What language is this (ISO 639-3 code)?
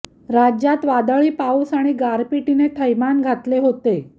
mar